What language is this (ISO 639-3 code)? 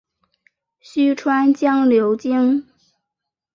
zho